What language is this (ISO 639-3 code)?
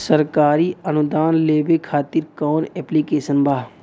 bho